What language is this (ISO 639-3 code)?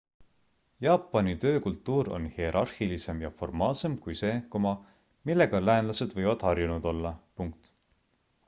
est